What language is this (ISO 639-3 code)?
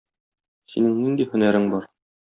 tat